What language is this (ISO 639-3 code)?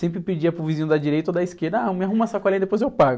por